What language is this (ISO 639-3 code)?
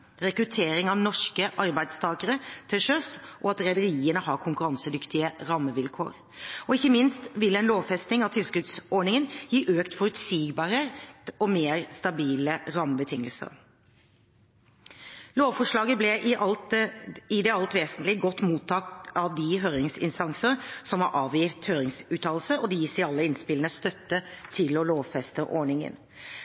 nob